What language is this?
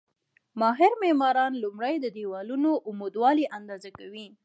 Pashto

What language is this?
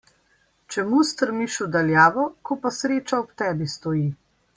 Slovenian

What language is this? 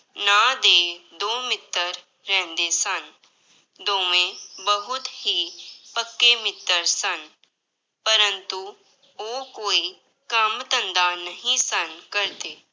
Punjabi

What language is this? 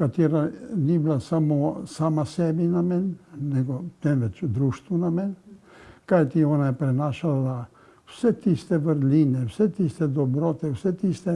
Slovenian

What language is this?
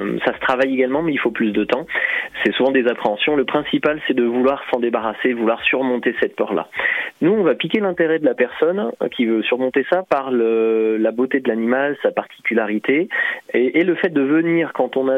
French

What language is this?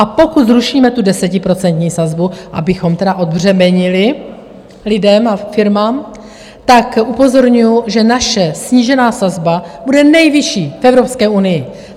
Czech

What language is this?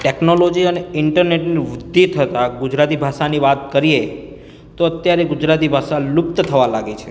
Gujarati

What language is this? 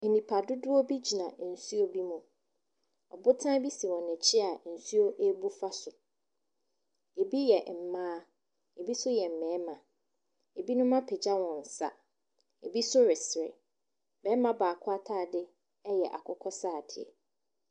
Akan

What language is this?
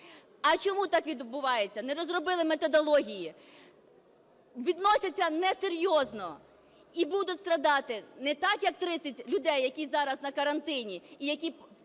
Ukrainian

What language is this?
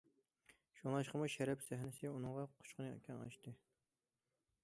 Uyghur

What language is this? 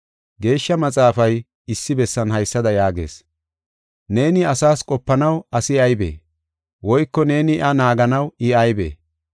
Gofa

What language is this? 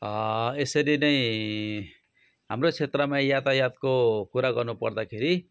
Nepali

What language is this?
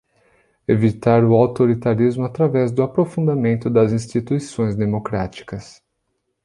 Portuguese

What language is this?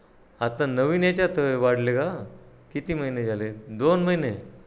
Marathi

